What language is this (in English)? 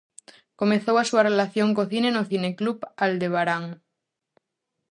Galician